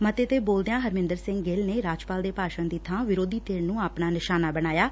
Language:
Punjabi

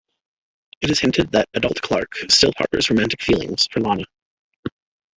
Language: English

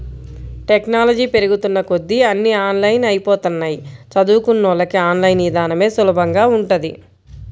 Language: Telugu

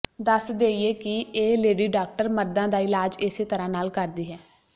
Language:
Punjabi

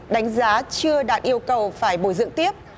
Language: Vietnamese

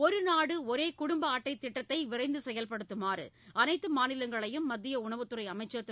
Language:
Tamil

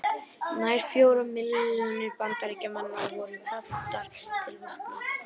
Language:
Icelandic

